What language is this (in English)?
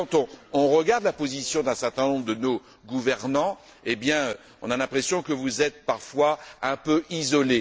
French